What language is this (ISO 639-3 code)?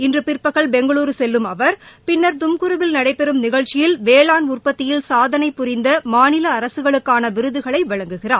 tam